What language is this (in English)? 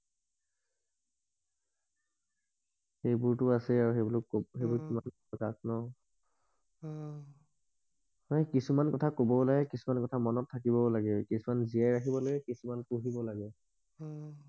Assamese